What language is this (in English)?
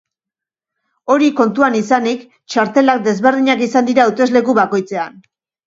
Basque